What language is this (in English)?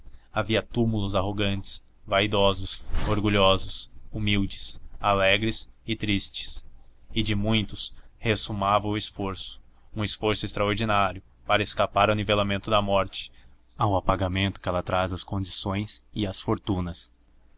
Portuguese